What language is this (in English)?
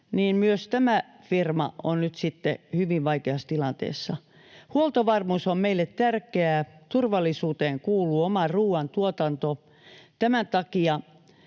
Finnish